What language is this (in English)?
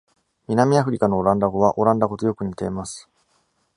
Japanese